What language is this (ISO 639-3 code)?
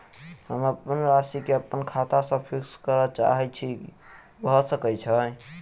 mai